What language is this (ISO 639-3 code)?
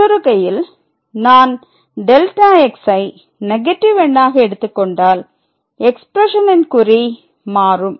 tam